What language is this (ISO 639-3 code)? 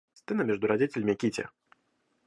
rus